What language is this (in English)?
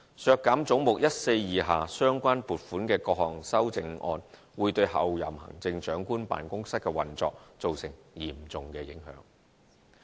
Cantonese